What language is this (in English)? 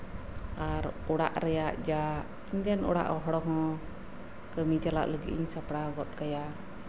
Santali